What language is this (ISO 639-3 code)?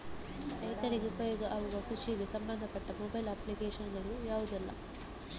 kan